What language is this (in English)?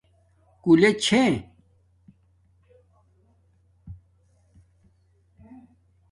Domaaki